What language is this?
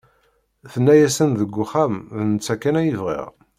Kabyle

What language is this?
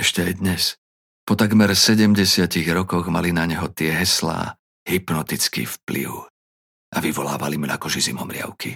Slovak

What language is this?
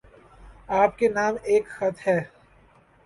Urdu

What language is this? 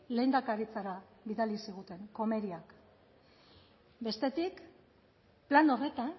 Basque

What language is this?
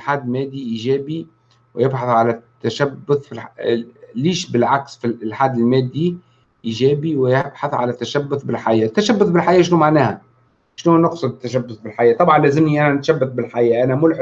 Arabic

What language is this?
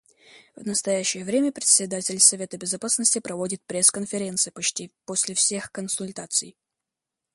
Russian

